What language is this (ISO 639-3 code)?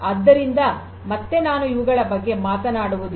kan